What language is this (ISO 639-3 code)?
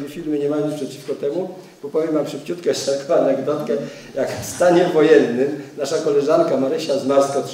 pol